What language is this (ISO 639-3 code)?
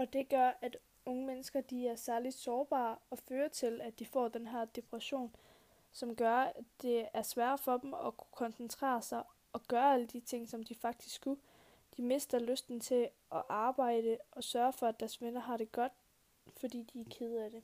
dan